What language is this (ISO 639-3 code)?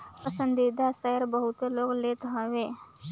bho